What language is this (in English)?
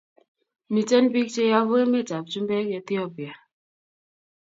Kalenjin